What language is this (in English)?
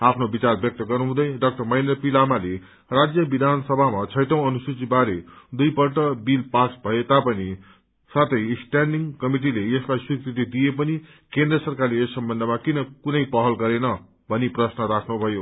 Nepali